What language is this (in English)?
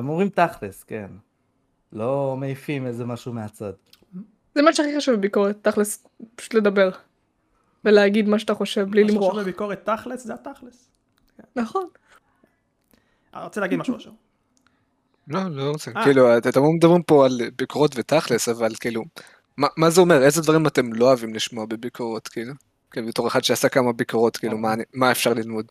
Hebrew